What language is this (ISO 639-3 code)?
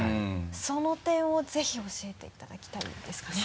jpn